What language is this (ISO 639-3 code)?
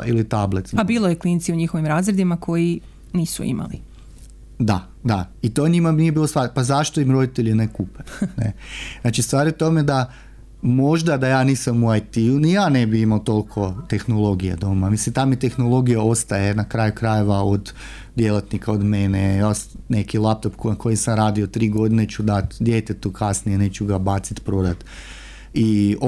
hrv